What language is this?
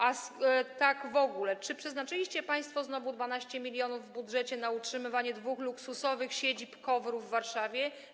Polish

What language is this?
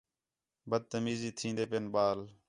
Khetrani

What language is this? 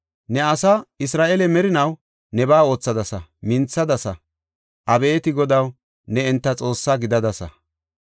Gofa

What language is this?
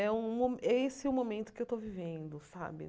Portuguese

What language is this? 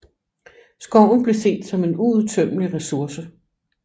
Danish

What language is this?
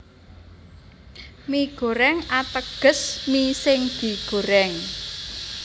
Javanese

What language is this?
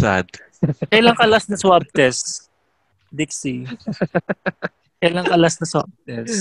Filipino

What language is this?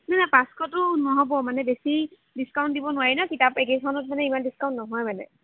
Assamese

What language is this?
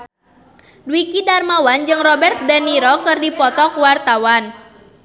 Sundanese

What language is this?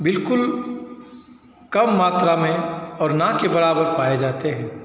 Hindi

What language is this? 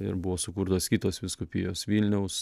Lithuanian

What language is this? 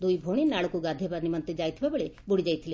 Odia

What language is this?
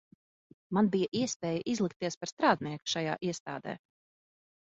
Latvian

